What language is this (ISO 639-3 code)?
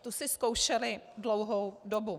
ces